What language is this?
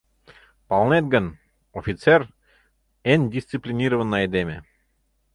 Mari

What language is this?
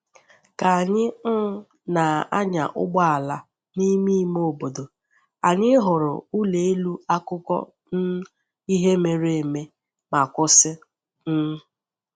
Igbo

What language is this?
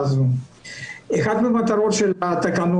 Hebrew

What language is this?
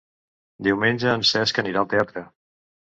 Catalan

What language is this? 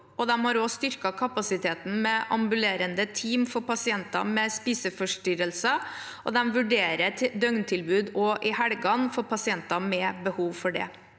Norwegian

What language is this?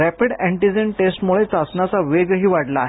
Marathi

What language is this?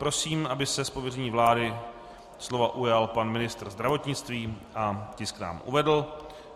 Czech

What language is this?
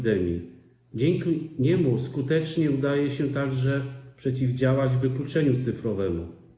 Polish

